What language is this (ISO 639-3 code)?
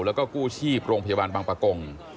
tha